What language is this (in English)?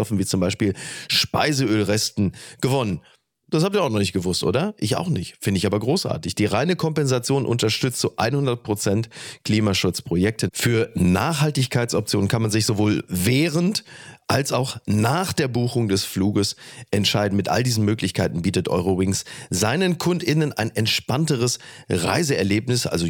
German